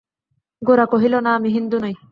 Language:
Bangla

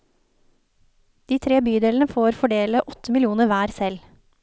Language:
Norwegian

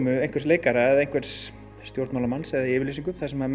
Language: Icelandic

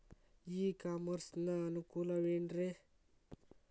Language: Kannada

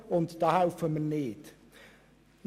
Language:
Swiss German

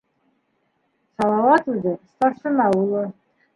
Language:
Bashkir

